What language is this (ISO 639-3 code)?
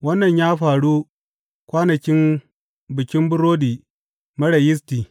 hau